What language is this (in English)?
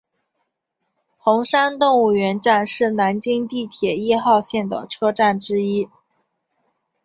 Chinese